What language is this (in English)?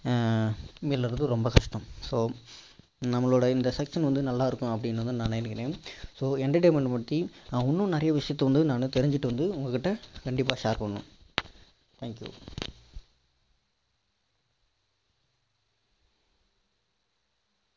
Tamil